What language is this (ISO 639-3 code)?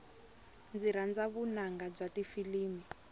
tso